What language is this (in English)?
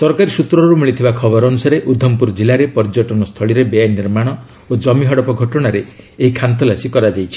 Odia